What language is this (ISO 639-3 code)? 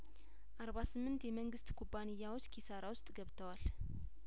amh